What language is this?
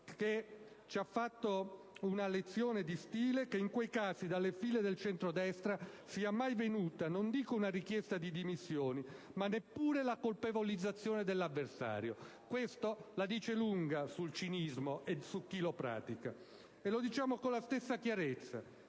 Italian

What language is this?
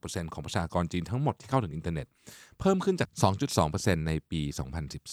Thai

